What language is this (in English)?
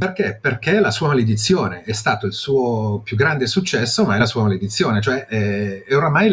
Italian